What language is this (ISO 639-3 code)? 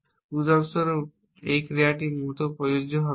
ben